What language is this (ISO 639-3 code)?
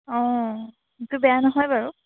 asm